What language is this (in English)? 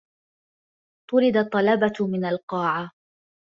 Arabic